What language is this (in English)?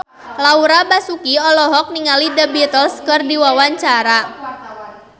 Sundanese